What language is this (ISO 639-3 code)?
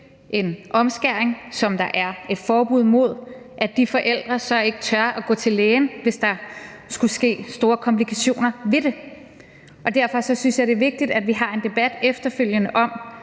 dan